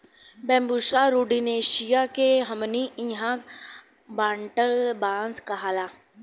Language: Bhojpuri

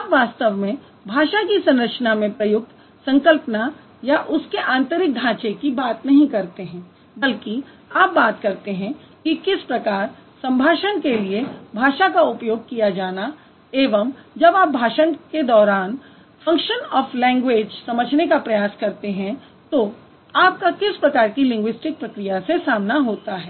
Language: Hindi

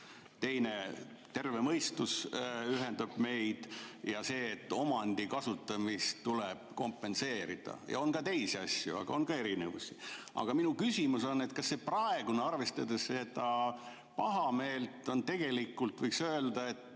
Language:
Estonian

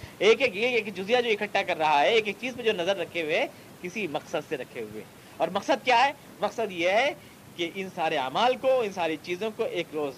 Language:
Urdu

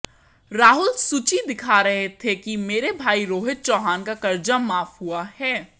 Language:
Hindi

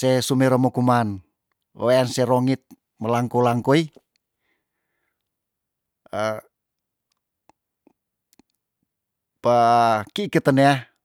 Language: Tondano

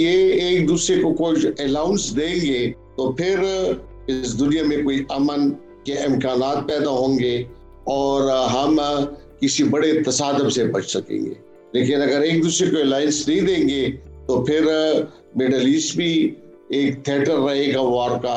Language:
Urdu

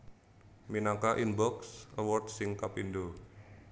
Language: Javanese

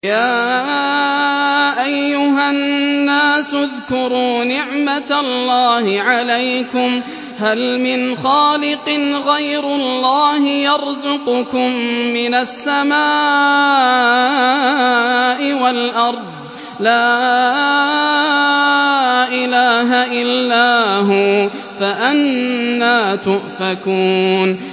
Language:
Arabic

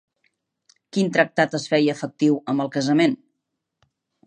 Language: Catalan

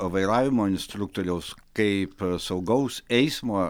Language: Lithuanian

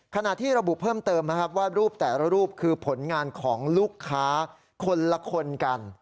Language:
Thai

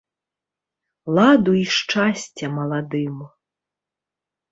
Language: Belarusian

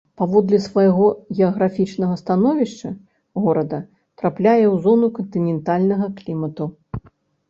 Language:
Belarusian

